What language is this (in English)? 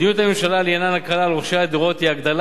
Hebrew